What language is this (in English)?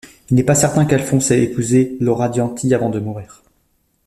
French